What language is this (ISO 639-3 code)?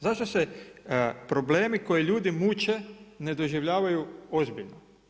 hrv